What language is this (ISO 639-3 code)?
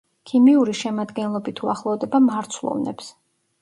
kat